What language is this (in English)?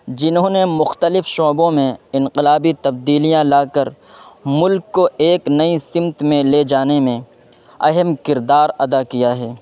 Urdu